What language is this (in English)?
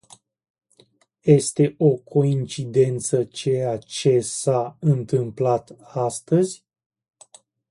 Romanian